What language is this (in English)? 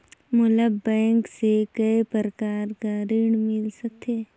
Chhattisgarhi